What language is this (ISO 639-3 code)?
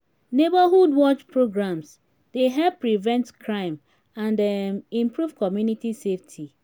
pcm